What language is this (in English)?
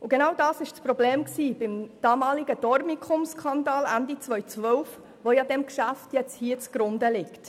Swiss German